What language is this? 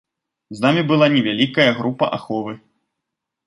Belarusian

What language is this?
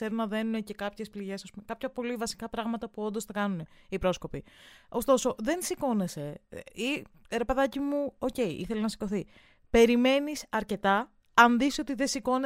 Greek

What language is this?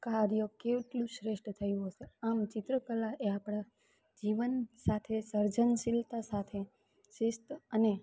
Gujarati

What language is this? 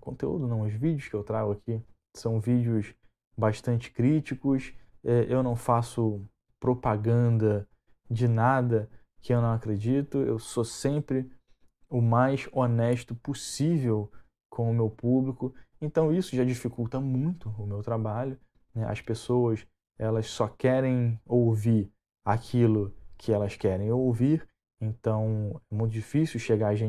Portuguese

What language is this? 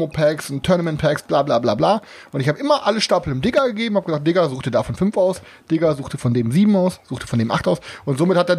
German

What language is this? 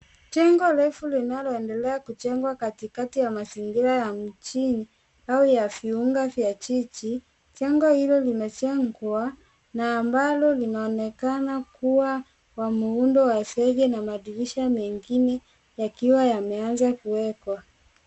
Swahili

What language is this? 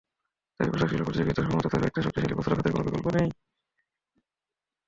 Bangla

